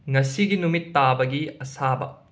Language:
Manipuri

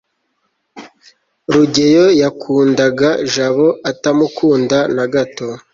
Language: Kinyarwanda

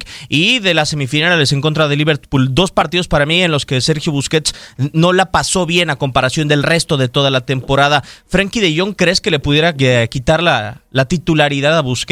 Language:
Spanish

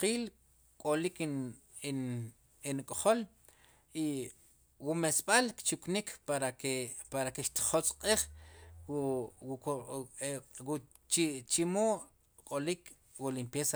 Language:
Sipacapense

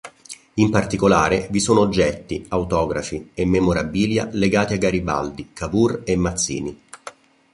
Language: Italian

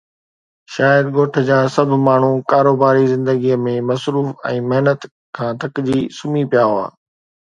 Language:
Sindhi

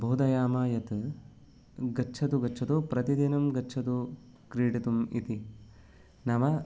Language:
Sanskrit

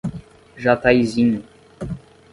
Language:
Portuguese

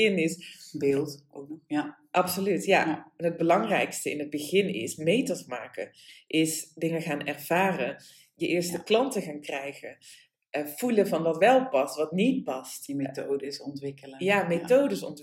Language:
Dutch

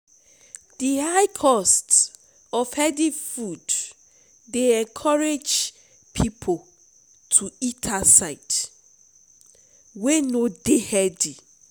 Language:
Nigerian Pidgin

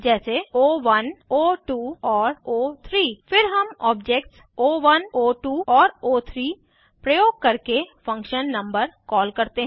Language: Hindi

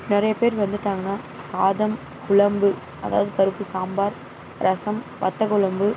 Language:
Tamil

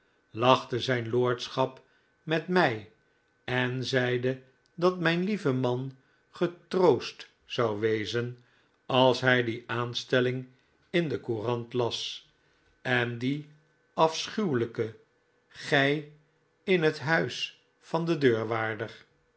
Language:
Dutch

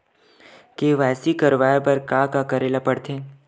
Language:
Chhattisgarhi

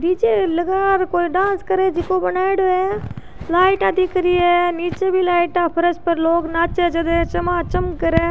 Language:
Rajasthani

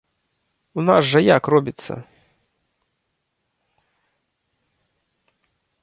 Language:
Belarusian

